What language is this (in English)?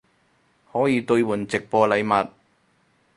Cantonese